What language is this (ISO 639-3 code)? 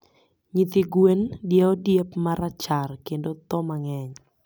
luo